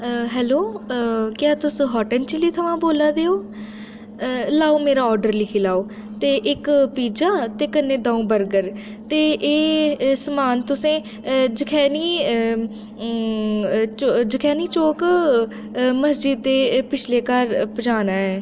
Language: Dogri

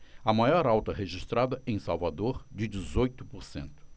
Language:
Portuguese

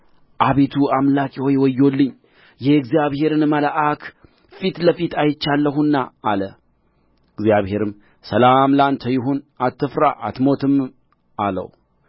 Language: Amharic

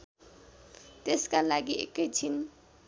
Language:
Nepali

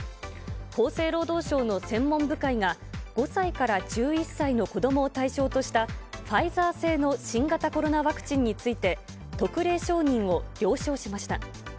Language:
Japanese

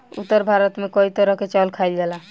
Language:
Bhojpuri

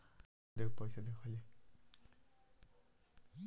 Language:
Bhojpuri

